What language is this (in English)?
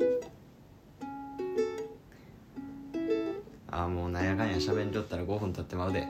Japanese